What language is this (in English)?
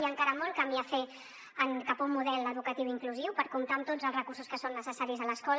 Catalan